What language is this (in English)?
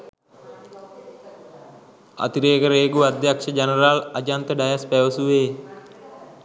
Sinhala